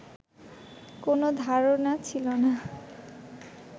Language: Bangla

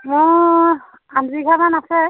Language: Assamese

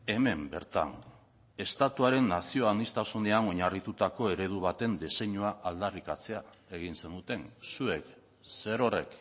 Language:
Basque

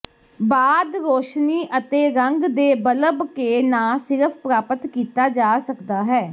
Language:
Punjabi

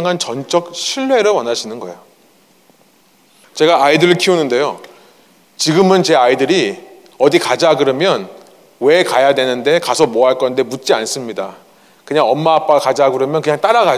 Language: Korean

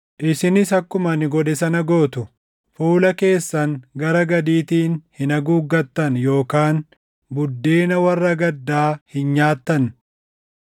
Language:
Oromo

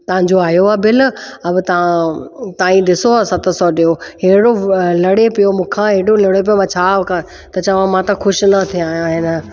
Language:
Sindhi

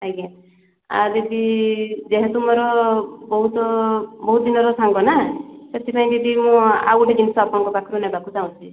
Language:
Odia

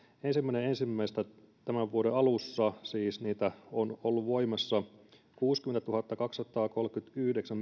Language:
Finnish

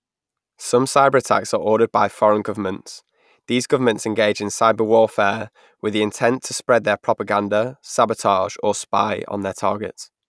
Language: English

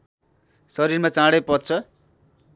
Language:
Nepali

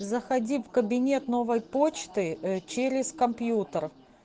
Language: Russian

